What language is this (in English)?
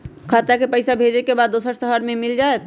Magahi